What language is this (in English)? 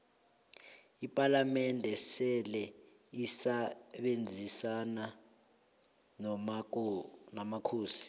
South Ndebele